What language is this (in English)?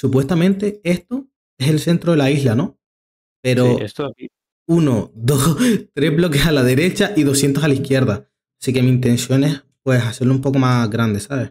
Spanish